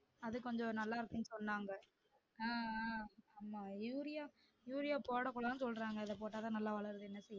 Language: Tamil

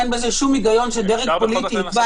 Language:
Hebrew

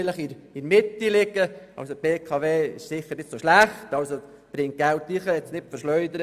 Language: Swiss German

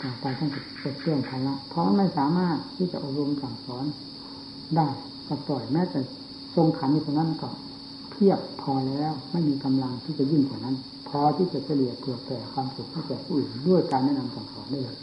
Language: Thai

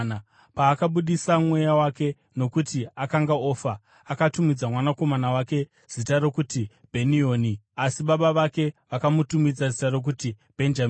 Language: Shona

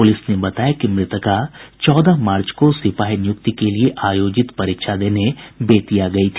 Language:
Hindi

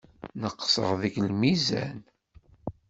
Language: Kabyle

